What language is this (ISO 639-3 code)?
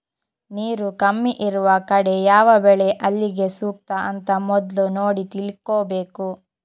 kan